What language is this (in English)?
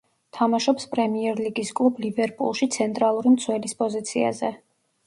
Georgian